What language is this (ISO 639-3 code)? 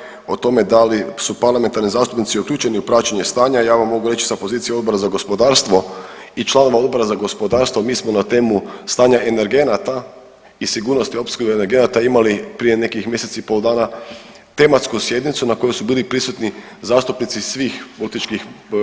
hrv